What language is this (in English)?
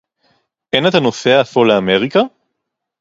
Hebrew